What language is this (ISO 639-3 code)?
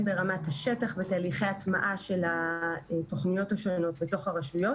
heb